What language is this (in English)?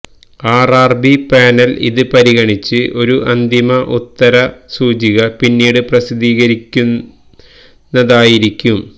Malayalam